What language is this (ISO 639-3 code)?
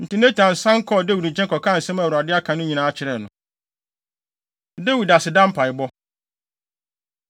aka